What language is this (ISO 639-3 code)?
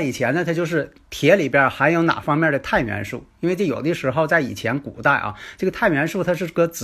zho